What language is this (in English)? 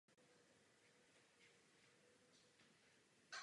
Czech